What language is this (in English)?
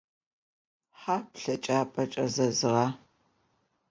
Adyghe